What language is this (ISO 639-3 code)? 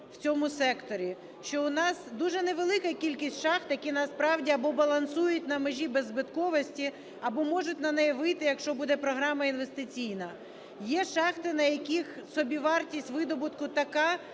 ukr